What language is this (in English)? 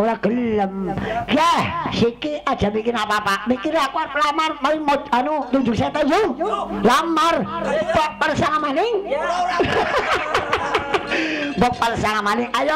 Indonesian